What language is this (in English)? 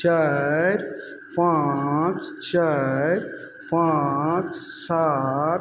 Maithili